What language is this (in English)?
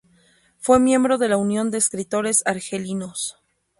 Spanish